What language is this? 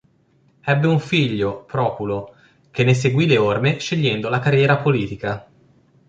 Italian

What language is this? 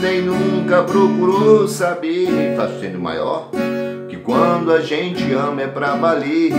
Portuguese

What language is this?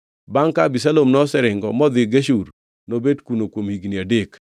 Luo (Kenya and Tanzania)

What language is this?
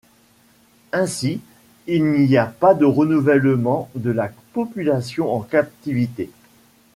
French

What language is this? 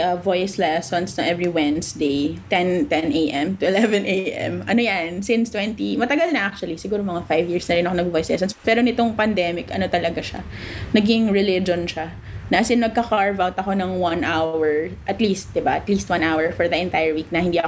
Filipino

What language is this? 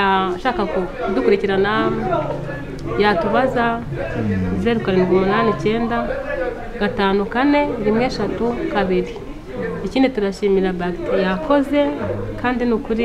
Romanian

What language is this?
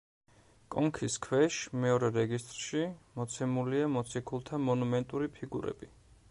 Georgian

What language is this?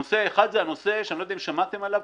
Hebrew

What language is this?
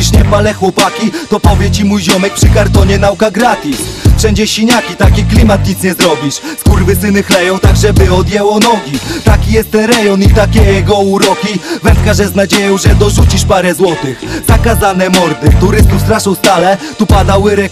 Polish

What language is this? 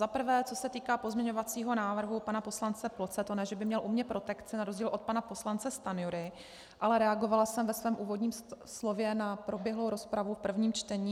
Czech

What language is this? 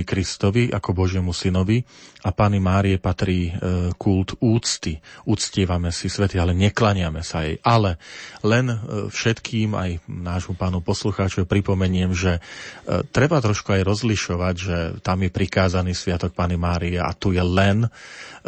Slovak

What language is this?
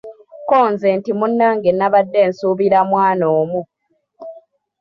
Ganda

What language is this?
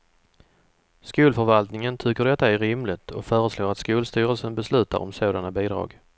Swedish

